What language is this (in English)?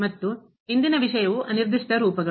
Kannada